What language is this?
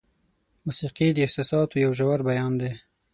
Pashto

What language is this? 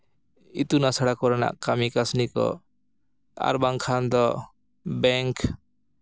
Santali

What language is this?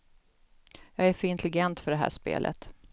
Swedish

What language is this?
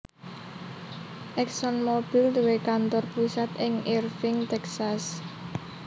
Javanese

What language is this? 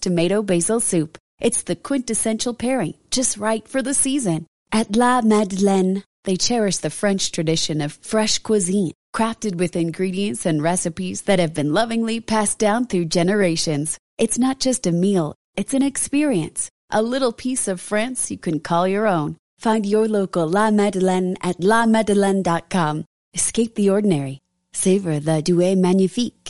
Spanish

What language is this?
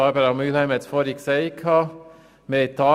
Swiss German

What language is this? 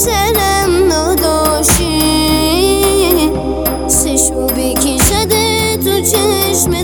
Persian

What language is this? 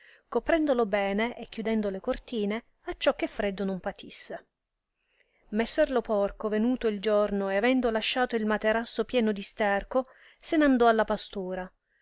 Italian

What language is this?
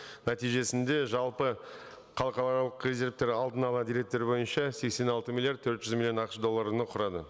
Kazakh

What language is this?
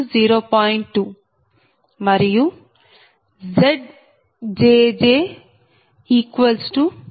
Telugu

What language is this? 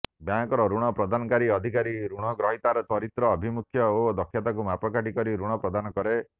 Odia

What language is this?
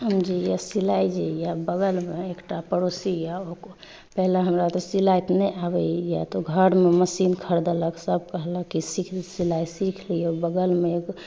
Maithili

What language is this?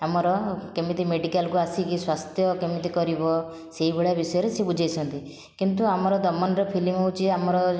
Odia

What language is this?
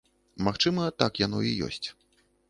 Belarusian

